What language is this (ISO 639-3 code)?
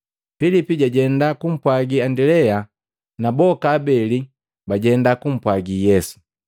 mgv